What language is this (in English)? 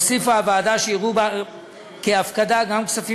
Hebrew